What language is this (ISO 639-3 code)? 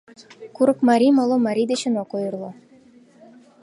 chm